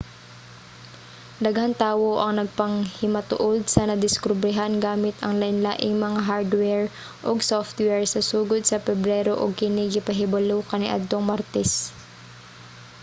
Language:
Cebuano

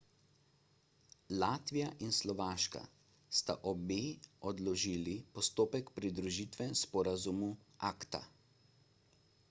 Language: Slovenian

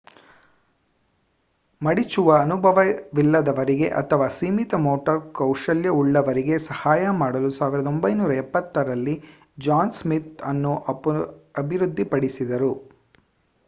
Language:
Kannada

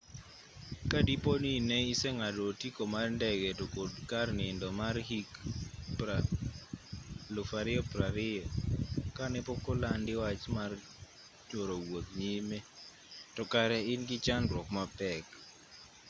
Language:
Luo (Kenya and Tanzania)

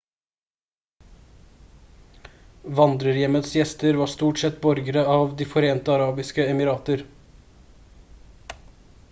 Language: Norwegian Bokmål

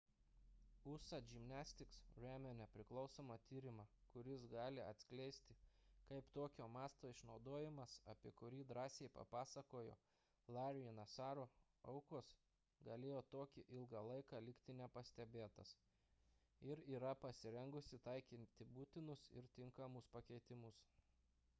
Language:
Lithuanian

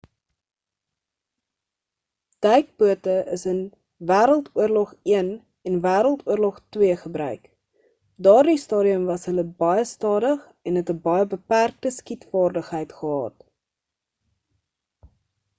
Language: Afrikaans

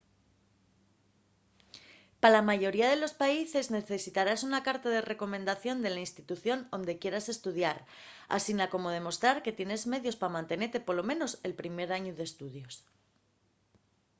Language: Asturian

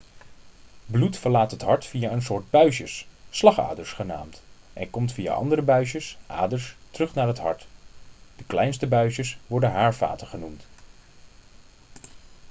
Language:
Dutch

